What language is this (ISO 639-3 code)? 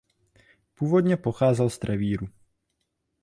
ces